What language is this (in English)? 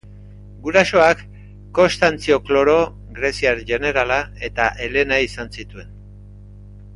Basque